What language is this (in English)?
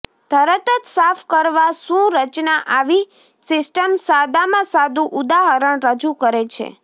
Gujarati